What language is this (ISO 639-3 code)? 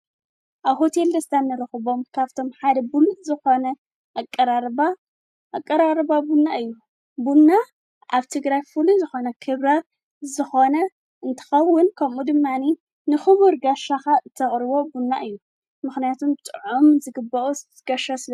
tir